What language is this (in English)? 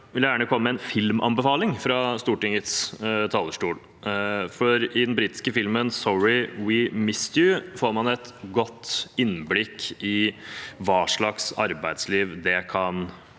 Norwegian